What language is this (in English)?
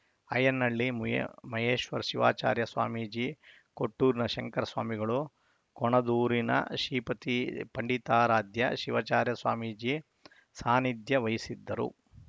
Kannada